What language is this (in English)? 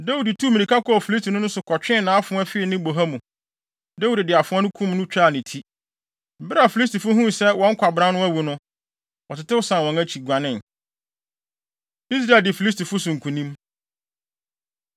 Akan